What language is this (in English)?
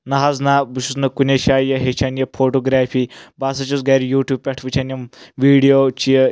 Kashmiri